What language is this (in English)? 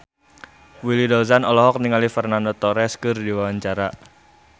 Sundanese